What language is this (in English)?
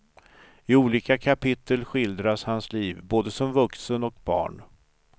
Swedish